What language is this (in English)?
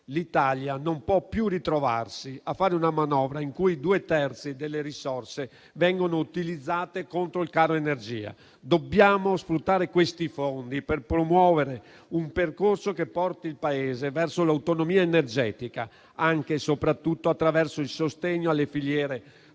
Italian